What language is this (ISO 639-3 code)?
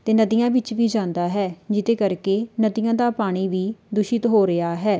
pan